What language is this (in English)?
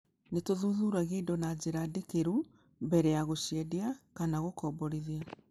Kikuyu